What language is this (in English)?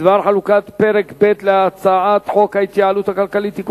Hebrew